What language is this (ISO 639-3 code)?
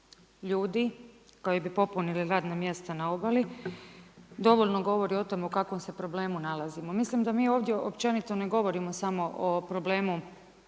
hrv